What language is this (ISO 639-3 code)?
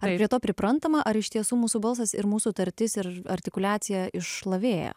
lit